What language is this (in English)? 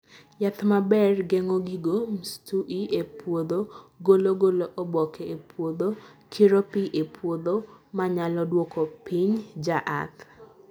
Luo (Kenya and Tanzania)